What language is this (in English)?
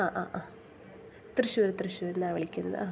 Malayalam